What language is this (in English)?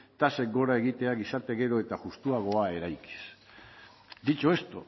Basque